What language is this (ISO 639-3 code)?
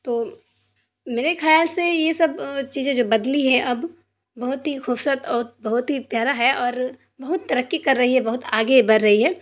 urd